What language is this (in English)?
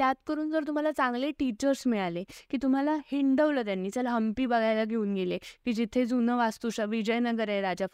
Marathi